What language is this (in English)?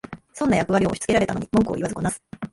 Japanese